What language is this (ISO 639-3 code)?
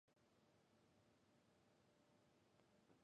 jpn